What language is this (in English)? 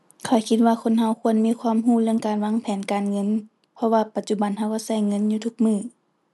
Thai